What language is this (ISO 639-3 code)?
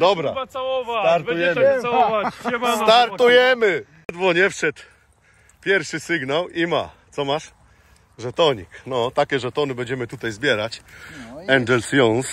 pol